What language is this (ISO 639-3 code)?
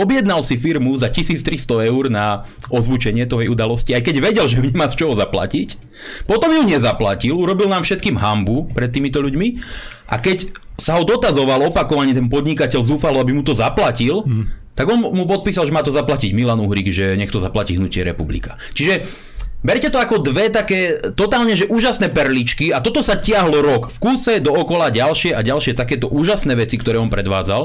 slk